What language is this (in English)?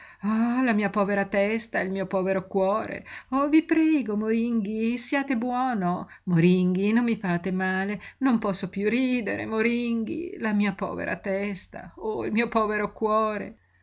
Italian